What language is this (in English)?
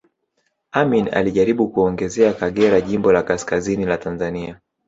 Swahili